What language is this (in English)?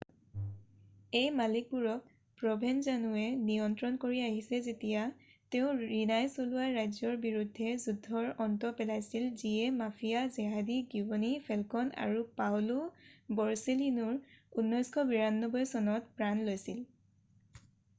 Assamese